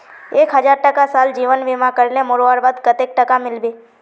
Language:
Magahi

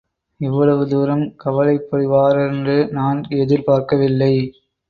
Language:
Tamil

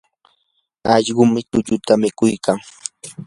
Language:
Yanahuanca Pasco Quechua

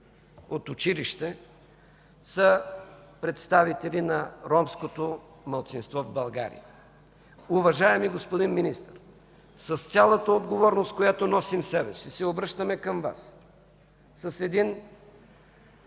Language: Bulgarian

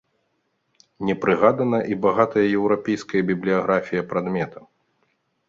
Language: Belarusian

